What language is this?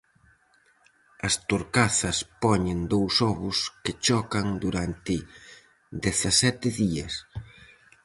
Galician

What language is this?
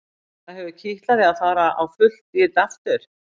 Icelandic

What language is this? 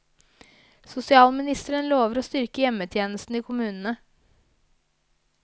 Norwegian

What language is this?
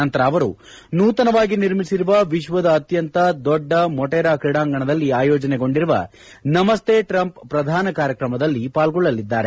Kannada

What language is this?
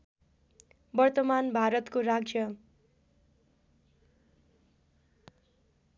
Nepali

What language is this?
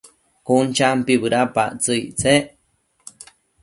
Matsés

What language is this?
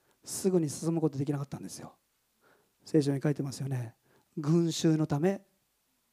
Japanese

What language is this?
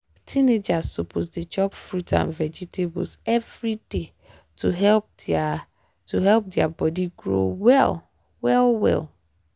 Nigerian Pidgin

